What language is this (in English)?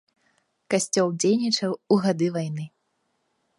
Belarusian